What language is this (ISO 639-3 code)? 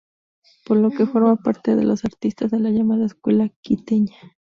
spa